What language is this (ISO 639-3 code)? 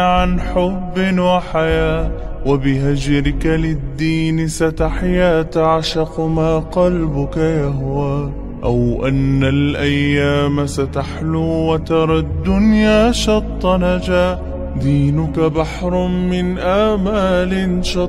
ara